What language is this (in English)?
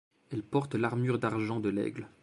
French